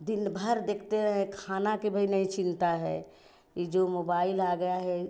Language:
Hindi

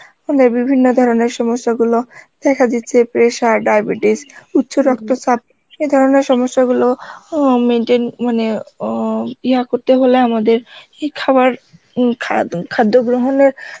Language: Bangla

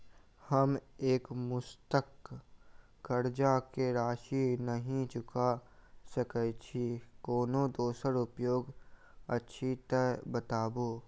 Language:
Maithili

